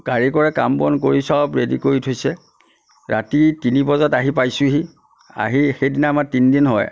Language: Assamese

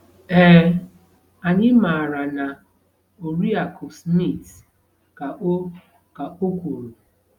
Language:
Igbo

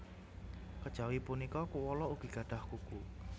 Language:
Javanese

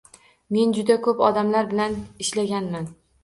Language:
Uzbek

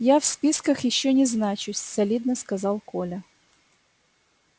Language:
Russian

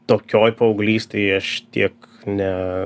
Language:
Lithuanian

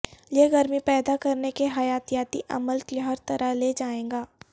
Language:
Urdu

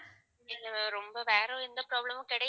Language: Tamil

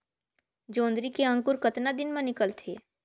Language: Chhattisgarhi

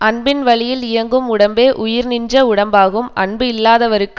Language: Tamil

